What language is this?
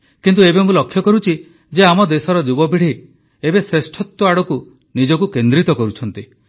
Odia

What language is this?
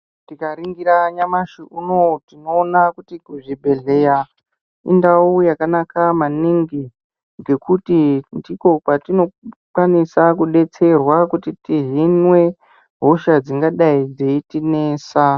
Ndau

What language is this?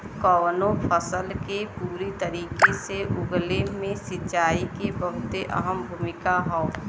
Bhojpuri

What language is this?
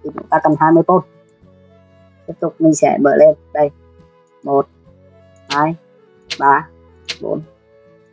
Vietnamese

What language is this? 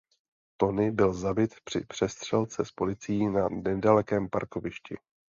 Czech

